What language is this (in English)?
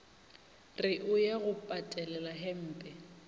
Northern Sotho